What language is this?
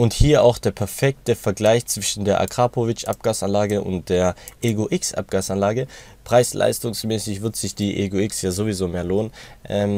German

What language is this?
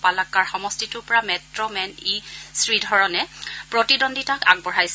Assamese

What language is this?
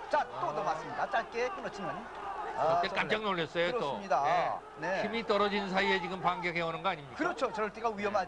Korean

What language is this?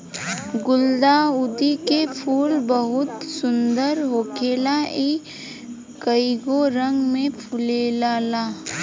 Bhojpuri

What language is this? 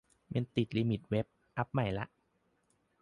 Thai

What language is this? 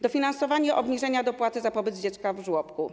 Polish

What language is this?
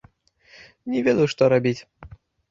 Belarusian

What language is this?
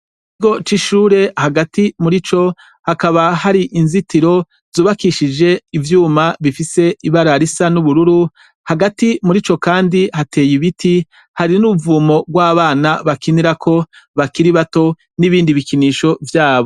Rundi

